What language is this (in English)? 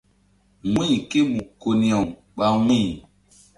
Mbum